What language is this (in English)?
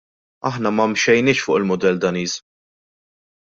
Maltese